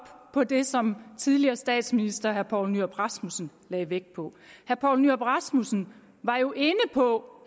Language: Danish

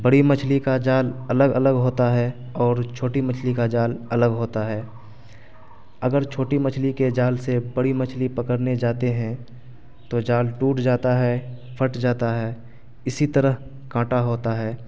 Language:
Urdu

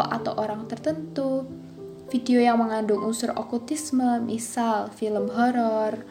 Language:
Indonesian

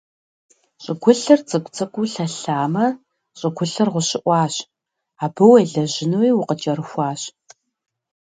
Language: Kabardian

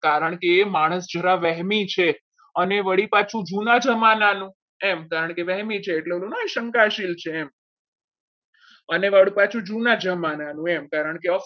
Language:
Gujarati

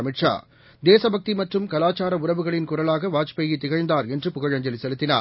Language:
Tamil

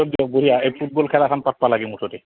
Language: Assamese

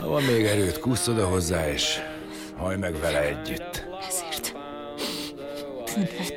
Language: Hungarian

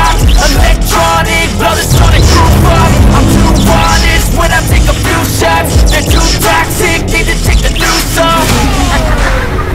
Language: English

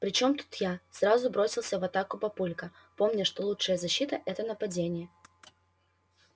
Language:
Russian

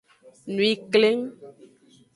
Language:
Aja (Benin)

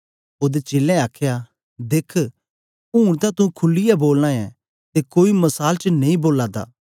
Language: Dogri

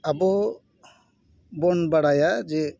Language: Santali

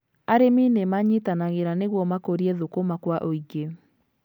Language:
Kikuyu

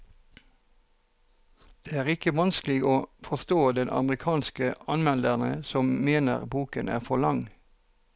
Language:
Norwegian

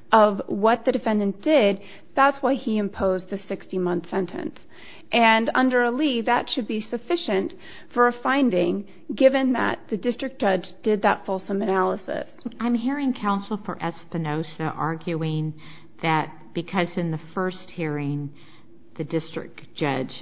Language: English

